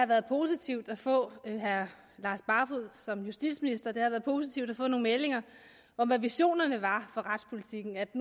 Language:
Danish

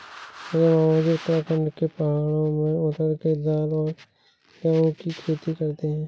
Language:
Hindi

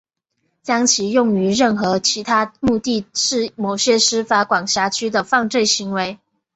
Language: Chinese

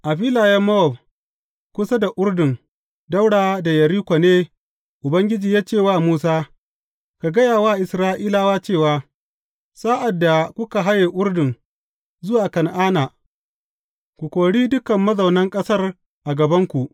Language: Hausa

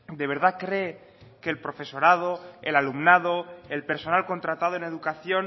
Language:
Spanish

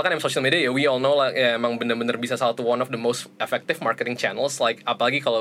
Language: Indonesian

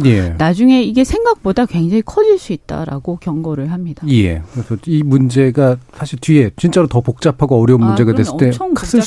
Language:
Korean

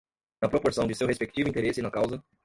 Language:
Portuguese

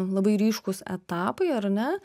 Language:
Lithuanian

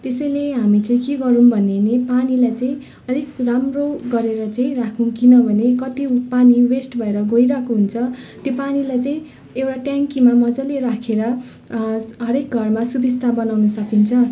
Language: Nepali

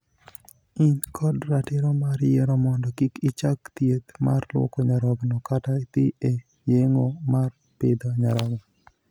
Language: Luo (Kenya and Tanzania)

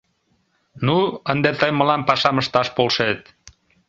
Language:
Mari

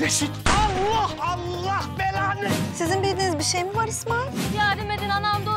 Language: Turkish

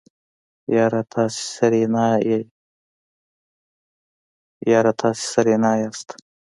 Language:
Pashto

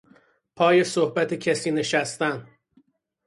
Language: Persian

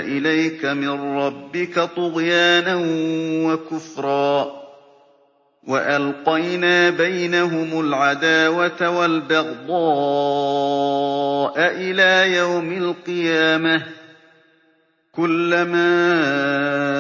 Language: Arabic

